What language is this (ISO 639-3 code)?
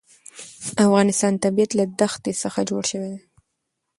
pus